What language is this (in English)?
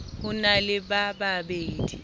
Southern Sotho